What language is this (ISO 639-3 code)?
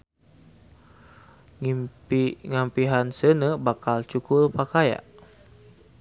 sun